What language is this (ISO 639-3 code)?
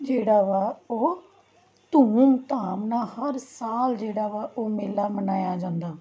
pan